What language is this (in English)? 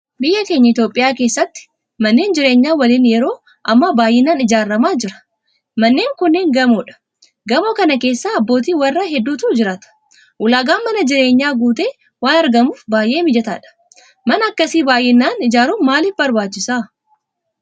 Oromo